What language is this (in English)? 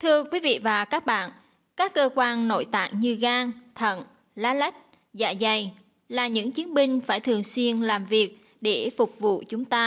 Vietnamese